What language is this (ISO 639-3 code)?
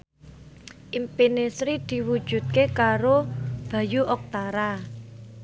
jav